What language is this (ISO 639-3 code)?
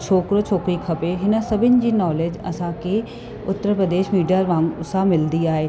snd